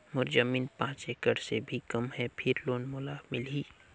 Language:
Chhattisgarhi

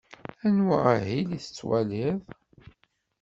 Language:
Kabyle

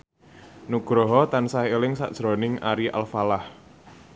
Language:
Javanese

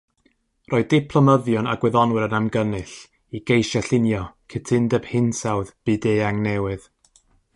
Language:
Welsh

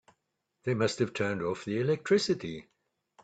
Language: English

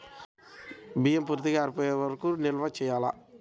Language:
Telugu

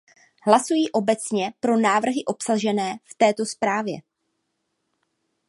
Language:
Czech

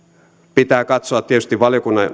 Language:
Finnish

